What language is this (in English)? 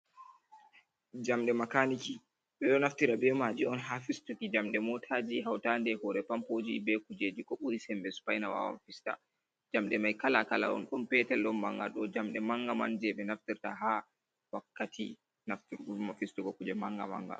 Fula